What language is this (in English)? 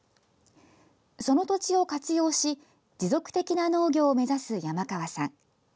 Japanese